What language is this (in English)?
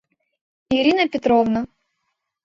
Mari